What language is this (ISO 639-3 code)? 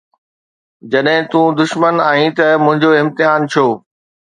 snd